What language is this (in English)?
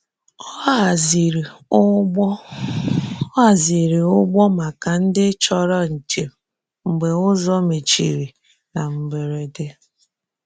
Igbo